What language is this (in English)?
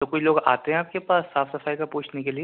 Urdu